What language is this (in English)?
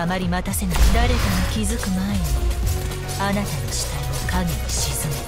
Japanese